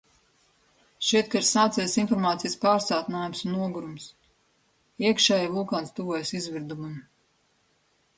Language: Latvian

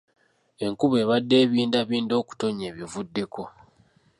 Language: Ganda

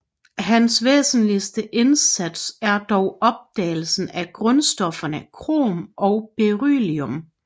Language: Danish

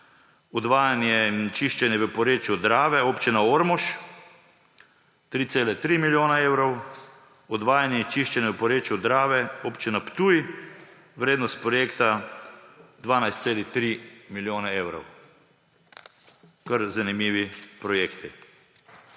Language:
Slovenian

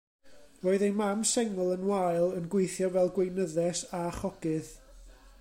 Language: Welsh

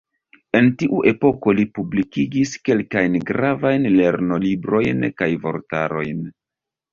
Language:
Esperanto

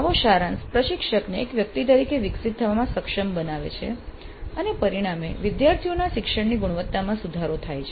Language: Gujarati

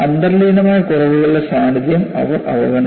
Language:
Malayalam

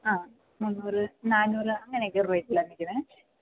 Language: Malayalam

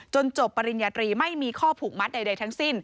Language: Thai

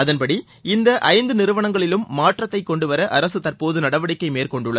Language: Tamil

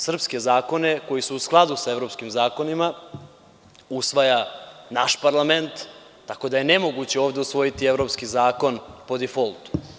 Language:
Serbian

